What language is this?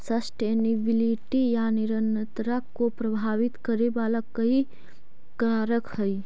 Magahi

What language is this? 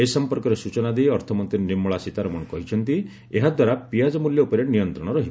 Odia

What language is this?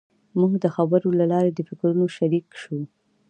Pashto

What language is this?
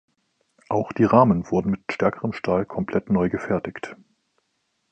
German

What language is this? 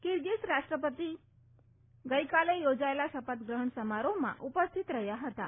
Gujarati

